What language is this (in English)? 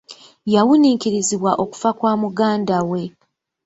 Ganda